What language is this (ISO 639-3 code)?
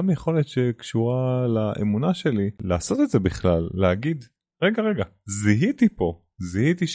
heb